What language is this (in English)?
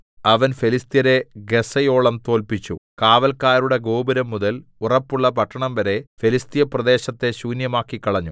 Malayalam